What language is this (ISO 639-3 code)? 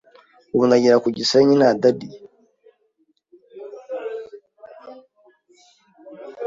kin